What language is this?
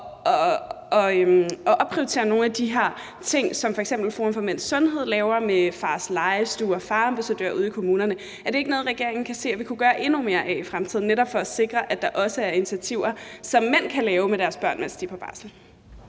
Danish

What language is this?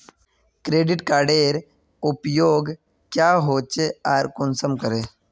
Magahi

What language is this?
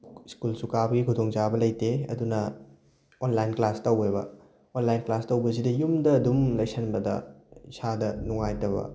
Manipuri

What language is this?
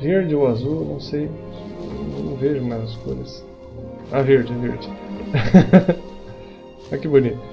Portuguese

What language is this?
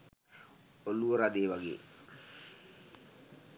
Sinhala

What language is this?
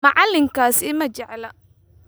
Somali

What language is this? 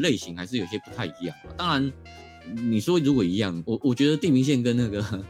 Chinese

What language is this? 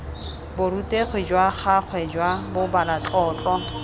Tswana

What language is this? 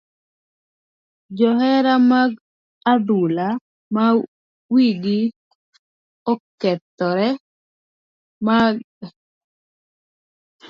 Luo (Kenya and Tanzania)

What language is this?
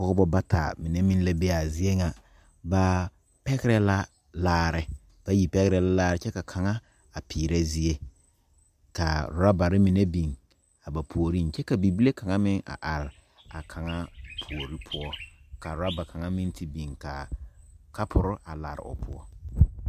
Southern Dagaare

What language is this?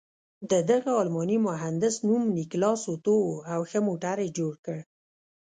Pashto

